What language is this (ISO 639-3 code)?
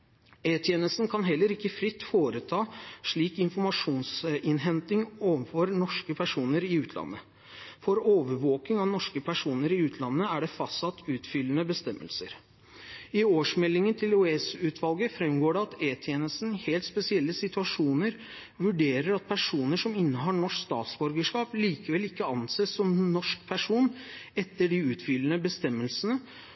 nob